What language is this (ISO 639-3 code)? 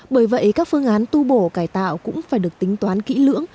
vie